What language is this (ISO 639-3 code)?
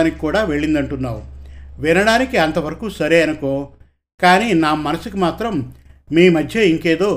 tel